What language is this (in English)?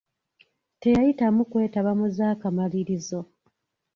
Ganda